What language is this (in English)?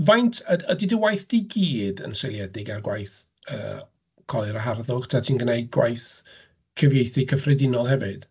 Welsh